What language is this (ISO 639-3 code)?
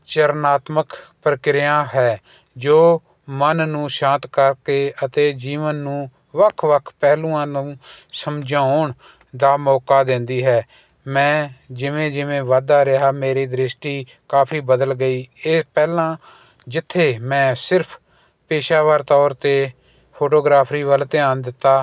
pan